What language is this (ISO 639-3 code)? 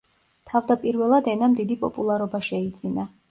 kat